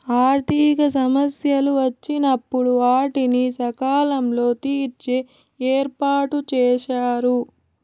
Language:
Telugu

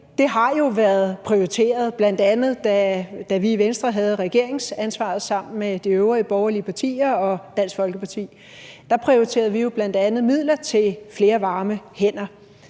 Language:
Danish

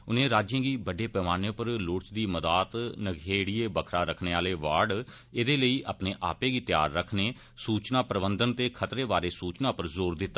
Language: Dogri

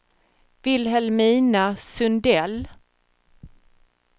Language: Swedish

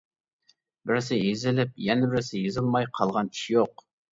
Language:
Uyghur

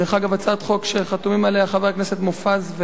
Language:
Hebrew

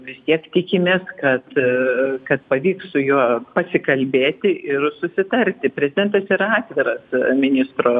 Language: Lithuanian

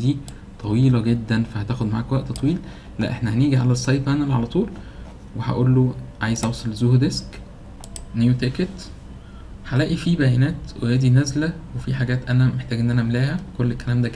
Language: Arabic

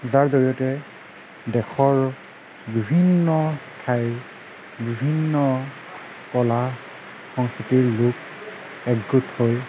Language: Assamese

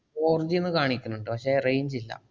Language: Malayalam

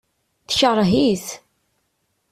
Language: Kabyle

